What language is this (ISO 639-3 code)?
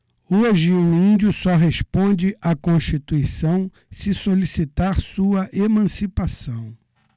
por